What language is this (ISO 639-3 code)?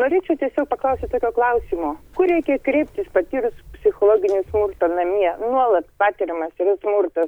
lit